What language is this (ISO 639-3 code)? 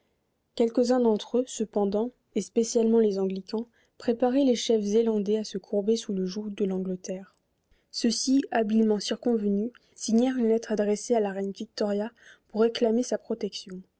fra